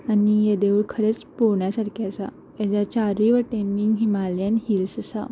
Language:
Konkani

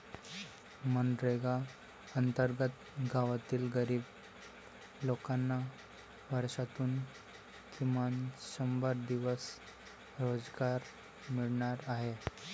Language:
Marathi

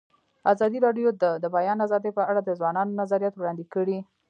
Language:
Pashto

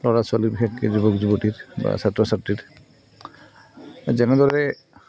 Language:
Assamese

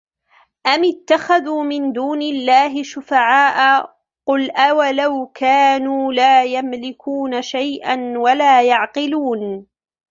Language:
Arabic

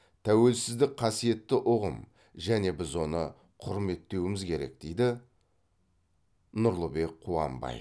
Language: Kazakh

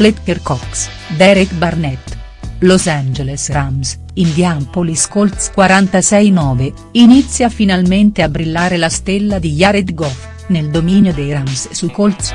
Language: Italian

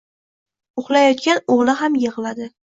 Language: Uzbek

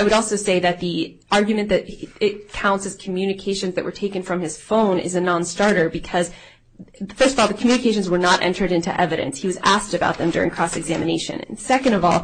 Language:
English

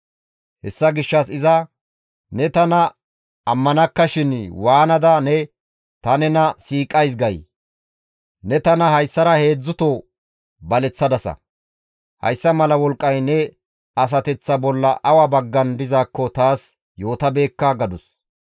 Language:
Gamo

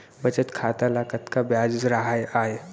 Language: Chhattisgarhi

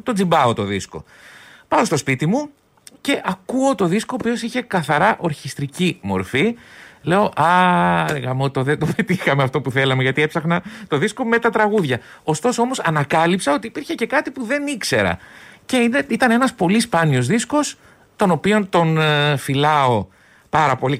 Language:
Greek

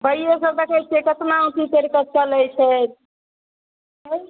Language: Maithili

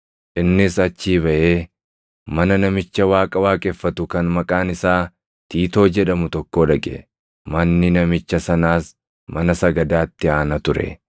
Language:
Oromo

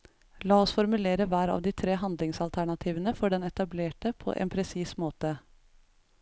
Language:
Norwegian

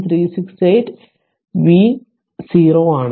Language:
Malayalam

